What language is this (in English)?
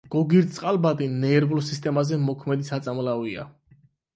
Georgian